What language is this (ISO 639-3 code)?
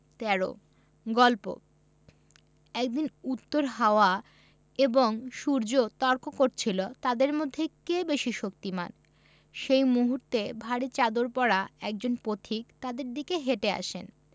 ben